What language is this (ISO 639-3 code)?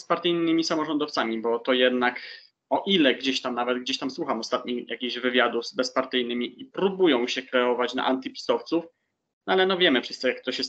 pol